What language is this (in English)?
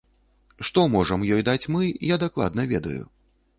Belarusian